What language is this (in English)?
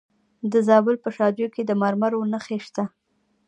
Pashto